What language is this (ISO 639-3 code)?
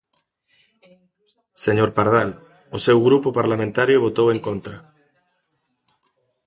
glg